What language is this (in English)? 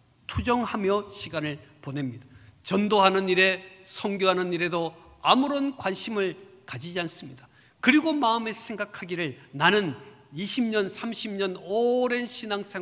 Korean